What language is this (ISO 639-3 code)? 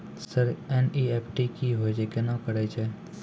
mai